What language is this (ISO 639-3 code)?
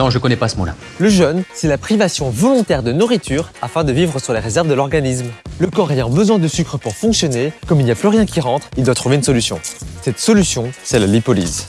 fra